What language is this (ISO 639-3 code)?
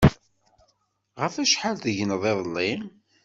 kab